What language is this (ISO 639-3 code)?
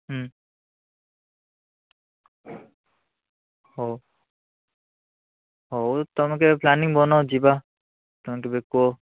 ori